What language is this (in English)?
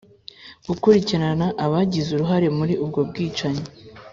Kinyarwanda